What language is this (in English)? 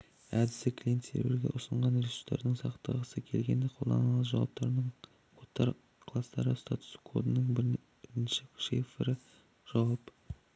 Kazakh